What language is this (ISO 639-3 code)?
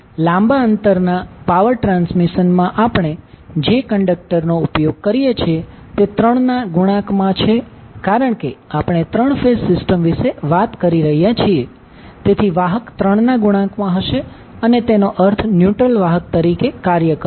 guj